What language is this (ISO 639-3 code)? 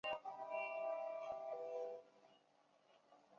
zho